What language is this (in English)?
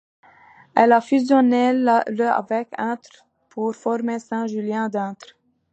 French